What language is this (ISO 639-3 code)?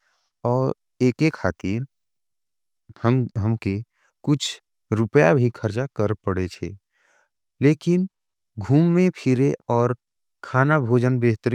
anp